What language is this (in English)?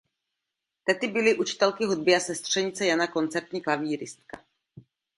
Czech